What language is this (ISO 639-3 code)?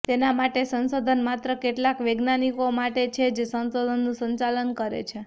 guj